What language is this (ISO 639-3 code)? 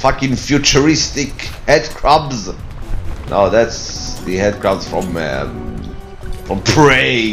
eng